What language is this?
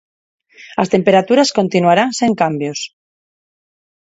Galician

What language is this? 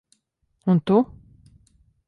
Latvian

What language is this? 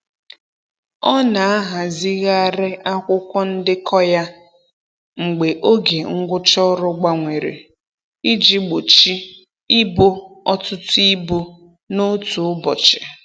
Igbo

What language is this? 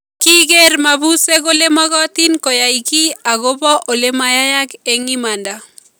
Kalenjin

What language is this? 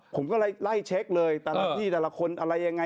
Thai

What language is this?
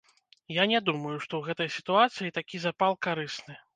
Belarusian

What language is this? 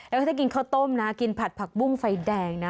Thai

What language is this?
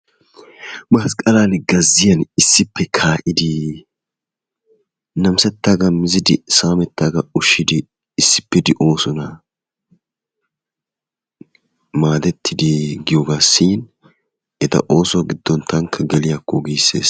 Wolaytta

